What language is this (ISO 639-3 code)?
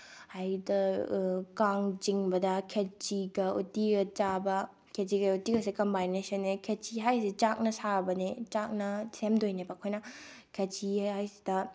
mni